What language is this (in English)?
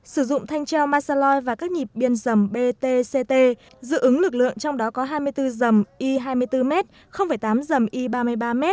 Vietnamese